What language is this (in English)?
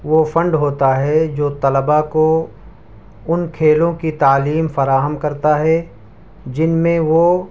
Urdu